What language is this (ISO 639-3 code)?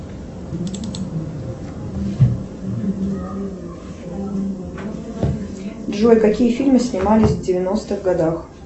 rus